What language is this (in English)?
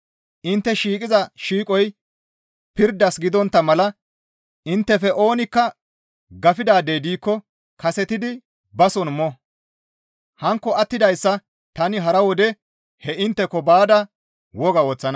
Gamo